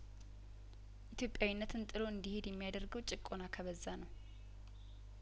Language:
Amharic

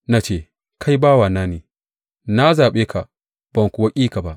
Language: Hausa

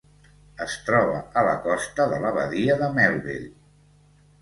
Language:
Catalan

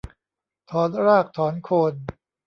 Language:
Thai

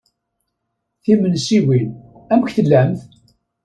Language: Kabyle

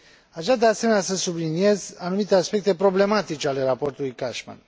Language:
Romanian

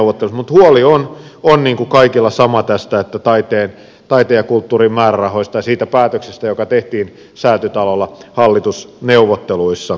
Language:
Finnish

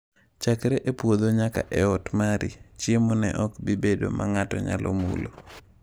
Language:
Luo (Kenya and Tanzania)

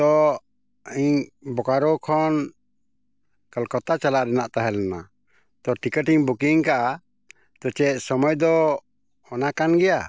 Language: Santali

